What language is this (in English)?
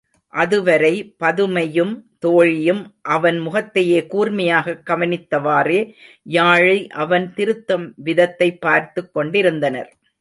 Tamil